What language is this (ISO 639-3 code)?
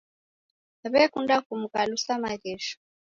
dav